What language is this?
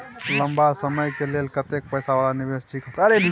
Maithili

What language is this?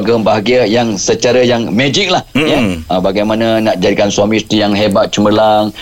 Malay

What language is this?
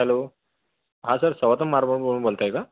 Marathi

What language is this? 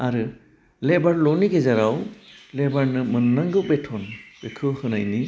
Bodo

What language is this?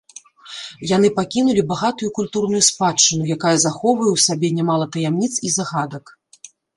Belarusian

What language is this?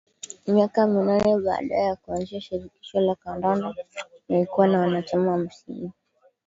Swahili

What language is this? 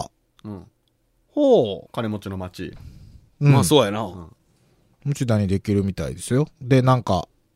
Japanese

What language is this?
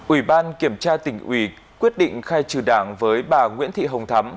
Vietnamese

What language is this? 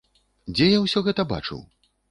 Belarusian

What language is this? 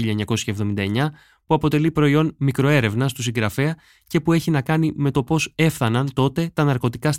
Greek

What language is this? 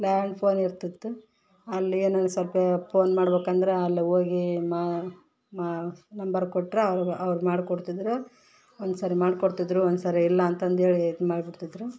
Kannada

